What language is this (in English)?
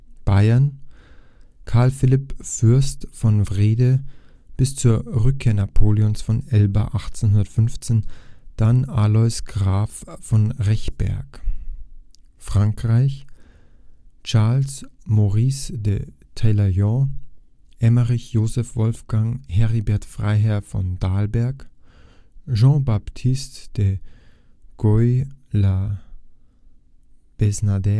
German